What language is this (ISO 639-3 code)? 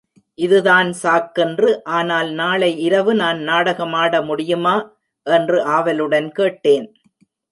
tam